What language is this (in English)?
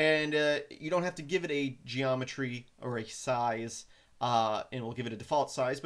English